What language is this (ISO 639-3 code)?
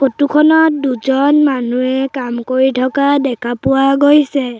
asm